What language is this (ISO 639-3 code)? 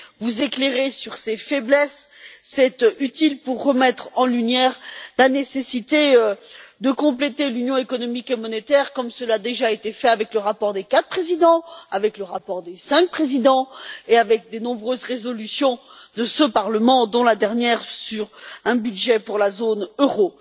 fra